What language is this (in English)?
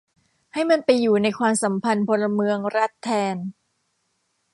Thai